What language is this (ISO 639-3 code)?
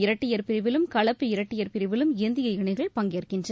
tam